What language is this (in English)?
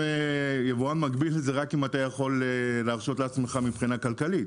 Hebrew